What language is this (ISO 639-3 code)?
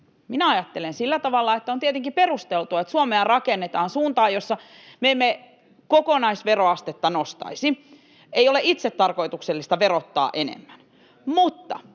fin